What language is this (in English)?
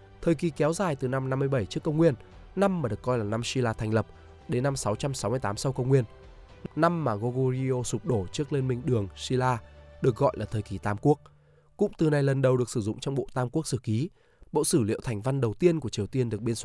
Vietnamese